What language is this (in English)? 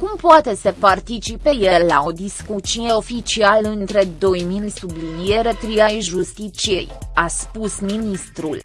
Romanian